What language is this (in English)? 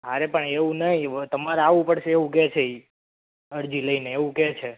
Gujarati